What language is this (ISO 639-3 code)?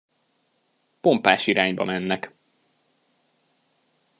hun